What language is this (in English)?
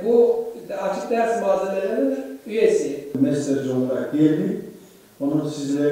Turkish